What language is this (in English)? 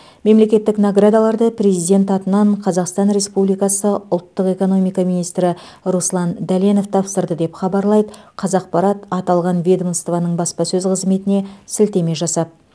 Kazakh